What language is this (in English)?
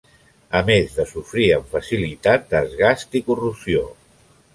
Catalan